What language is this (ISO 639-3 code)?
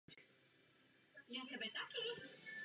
ces